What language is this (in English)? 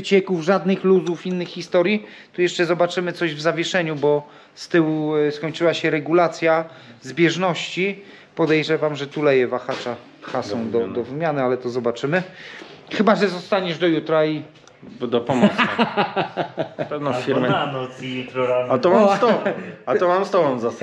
Polish